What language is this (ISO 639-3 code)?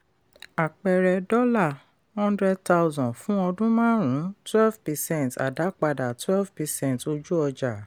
yor